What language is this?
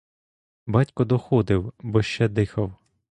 Ukrainian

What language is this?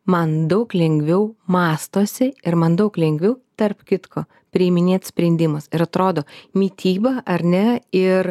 Lithuanian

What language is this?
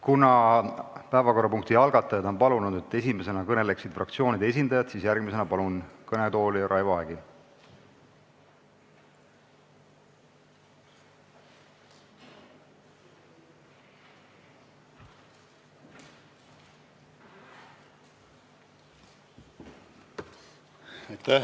Estonian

